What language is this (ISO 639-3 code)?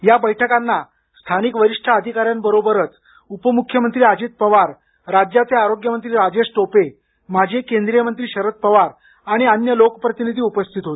mar